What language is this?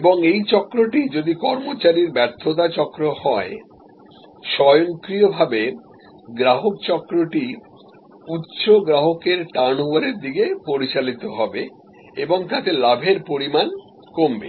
Bangla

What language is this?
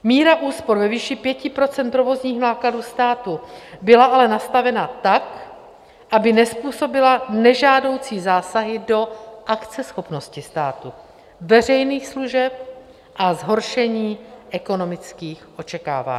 Czech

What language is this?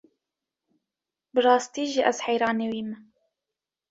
Kurdish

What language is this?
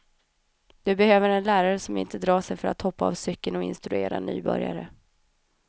Swedish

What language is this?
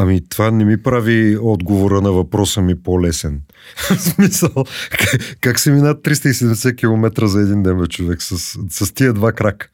Bulgarian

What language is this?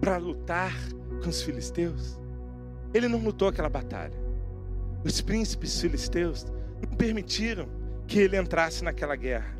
Portuguese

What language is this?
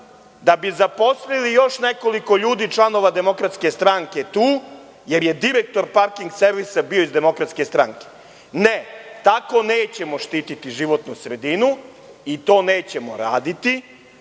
Serbian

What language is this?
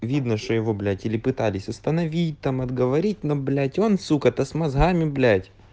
Russian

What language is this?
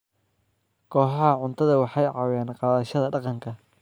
Somali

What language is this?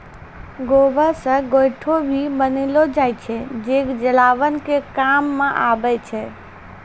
Maithili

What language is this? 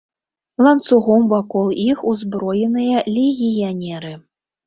Belarusian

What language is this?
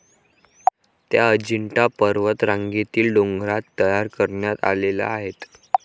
Marathi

